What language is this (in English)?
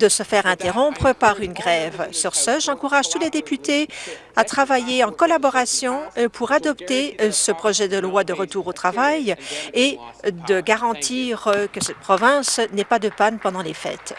French